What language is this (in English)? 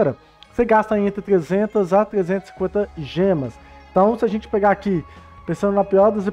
Portuguese